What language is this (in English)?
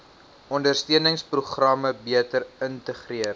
Afrikaans